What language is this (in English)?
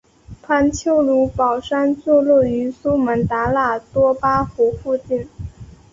Chinese